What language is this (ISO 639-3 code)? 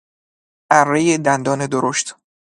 fas